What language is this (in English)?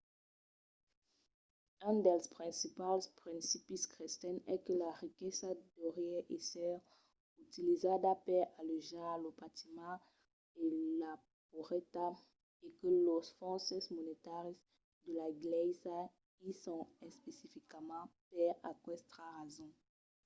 Occitan